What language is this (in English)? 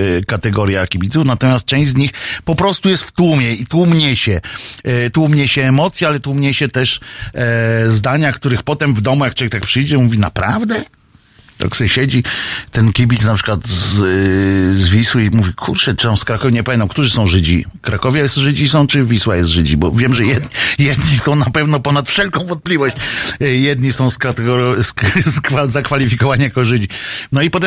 Polish